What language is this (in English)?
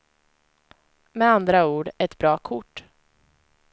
Swedish